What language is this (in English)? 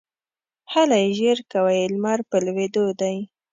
Pashto